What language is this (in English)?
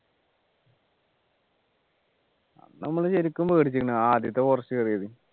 Malayalam